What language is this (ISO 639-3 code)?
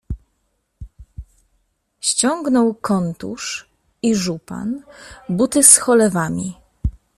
pol